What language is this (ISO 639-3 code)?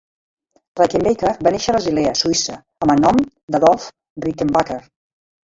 cat